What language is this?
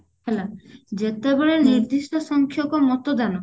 Odia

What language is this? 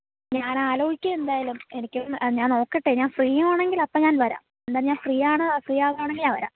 Malayalam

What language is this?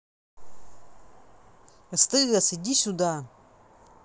Russian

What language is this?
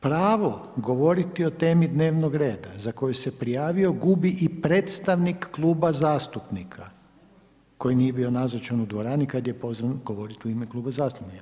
Croatian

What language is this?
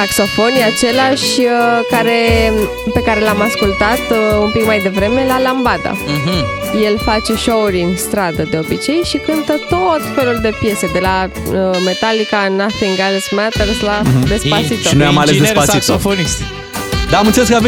Romanian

